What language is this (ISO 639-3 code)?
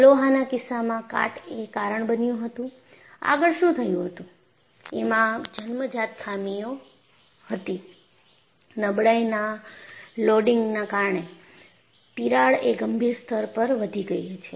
guj